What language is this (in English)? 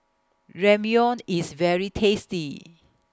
English